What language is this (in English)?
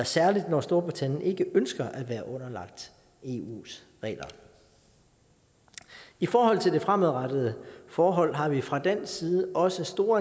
Danish